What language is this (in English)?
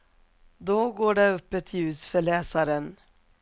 Swedish